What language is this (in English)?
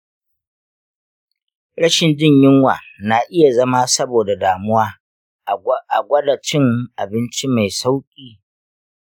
Hausa